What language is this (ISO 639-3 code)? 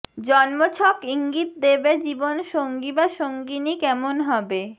ben